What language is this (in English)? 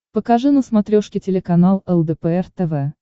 Russian